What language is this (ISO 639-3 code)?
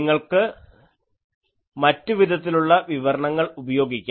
mal